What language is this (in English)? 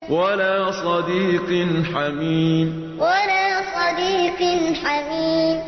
Arabic